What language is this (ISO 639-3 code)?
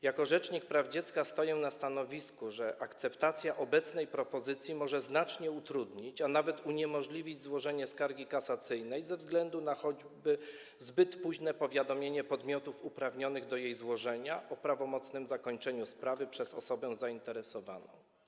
pol